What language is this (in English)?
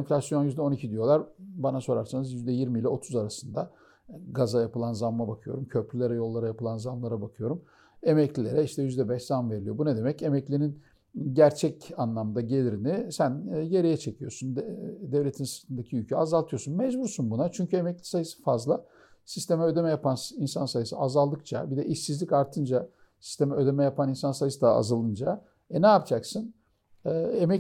Turkish